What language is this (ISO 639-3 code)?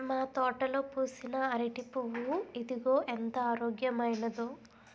tel